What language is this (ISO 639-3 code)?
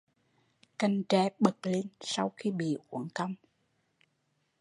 vie